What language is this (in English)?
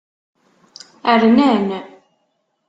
Kabyle